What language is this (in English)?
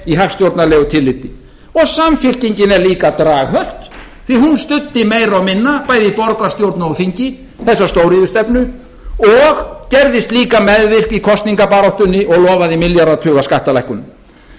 Icelandic